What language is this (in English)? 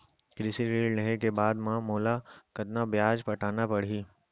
Chhattisgarhi